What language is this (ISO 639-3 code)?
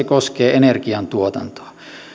fin